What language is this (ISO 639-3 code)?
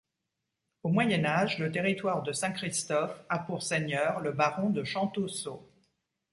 fra